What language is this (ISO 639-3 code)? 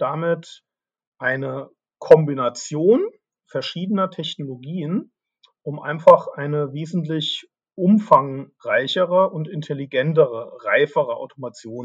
deu